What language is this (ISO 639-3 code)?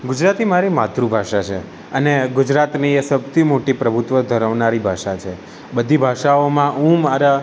guj